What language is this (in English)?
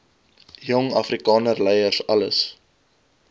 Afrikaans